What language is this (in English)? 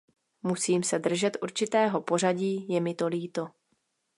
Czech